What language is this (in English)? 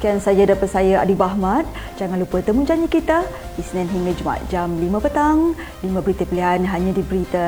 Malay